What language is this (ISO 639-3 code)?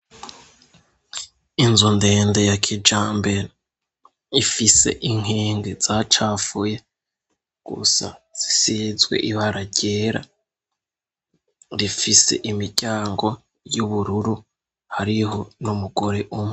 run